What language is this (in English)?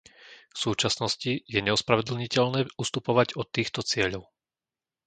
Slovak